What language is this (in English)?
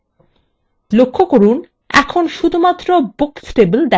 Bangla